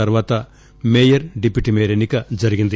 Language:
Telugu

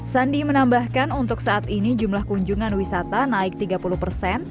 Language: Indonesian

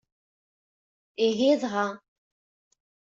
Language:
Kabyle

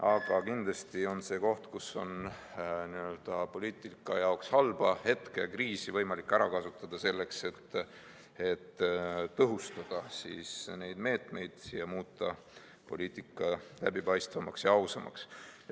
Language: Estonian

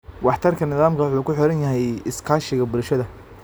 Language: Somali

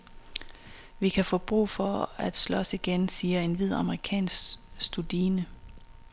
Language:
Danish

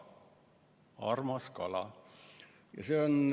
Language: Estonian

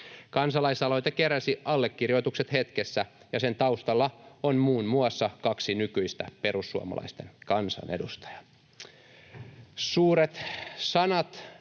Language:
Finnish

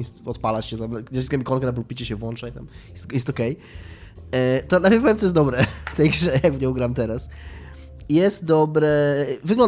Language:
Polish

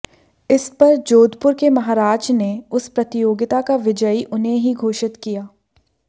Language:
Hindi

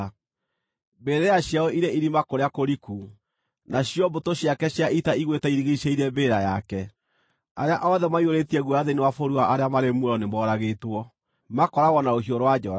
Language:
Kikuyu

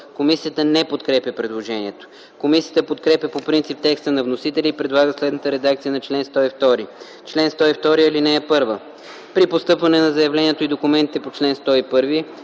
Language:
Bulgarian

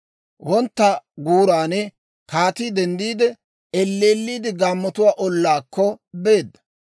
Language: Dawro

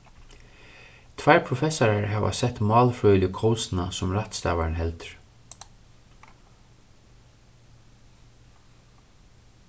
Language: Faroese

